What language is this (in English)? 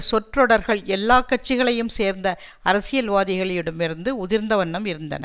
Tamil